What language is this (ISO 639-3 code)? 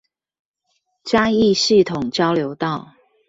zho